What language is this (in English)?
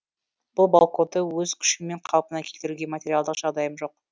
Kazakh